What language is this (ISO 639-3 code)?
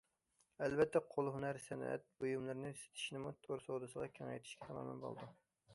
uig